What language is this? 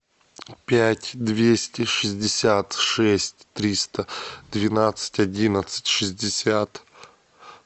Russian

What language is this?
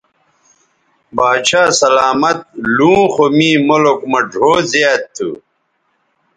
Bateri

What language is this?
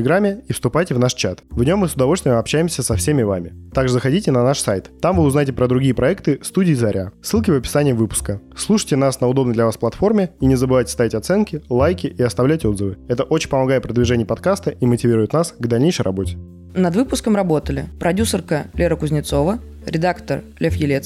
Russian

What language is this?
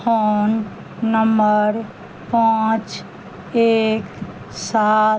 Maithili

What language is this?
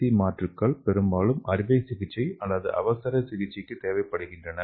Tamil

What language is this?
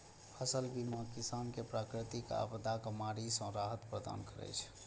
Maithili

